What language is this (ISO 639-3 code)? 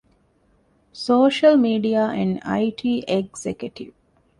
div